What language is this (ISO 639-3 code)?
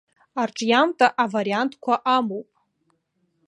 abk